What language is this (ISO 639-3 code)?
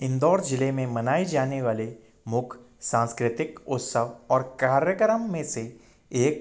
hin